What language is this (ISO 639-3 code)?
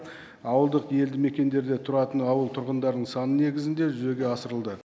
kaz